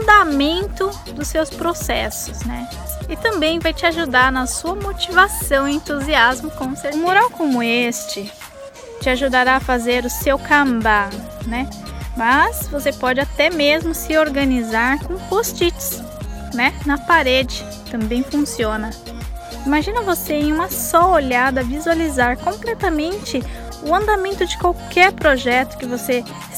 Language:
Portuguese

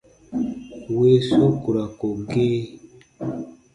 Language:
Baatonum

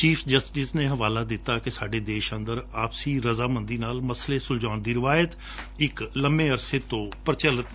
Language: Punjabi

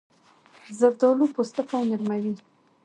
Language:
Pashto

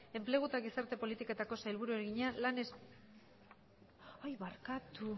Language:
Basque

